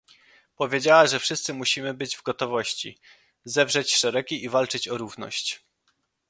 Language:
Polish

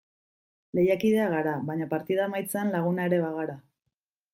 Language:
Basque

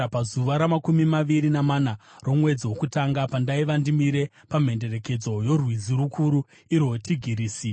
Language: Shona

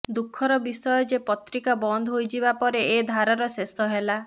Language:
Odia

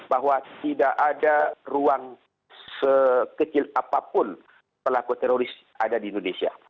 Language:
Indonesian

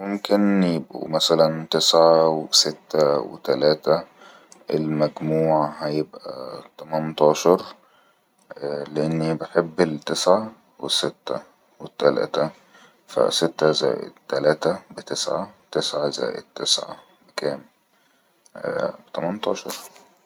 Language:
Egyptian Arabic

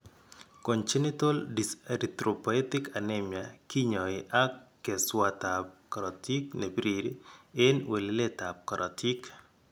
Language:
Kalenjin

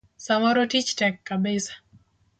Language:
Luo (Kenya and Tanzania)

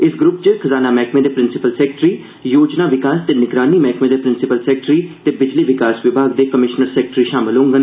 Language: Dogri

